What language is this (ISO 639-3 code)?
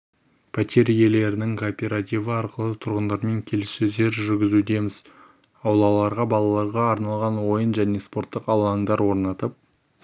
kaz